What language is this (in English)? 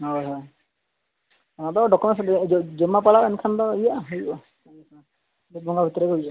Santali